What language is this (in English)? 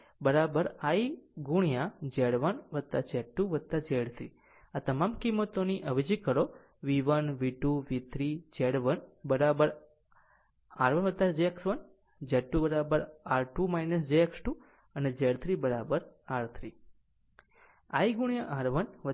Gujarati